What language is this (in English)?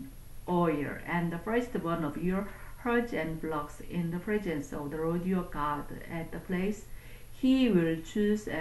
Korean